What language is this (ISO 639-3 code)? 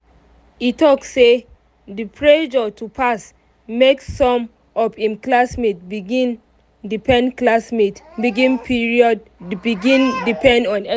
pcm